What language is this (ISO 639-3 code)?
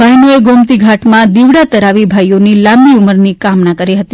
guj